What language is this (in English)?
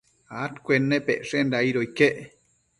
Matsés